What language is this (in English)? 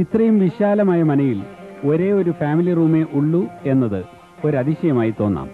Malayalam